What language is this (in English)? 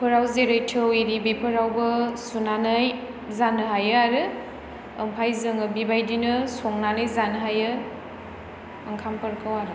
Bodo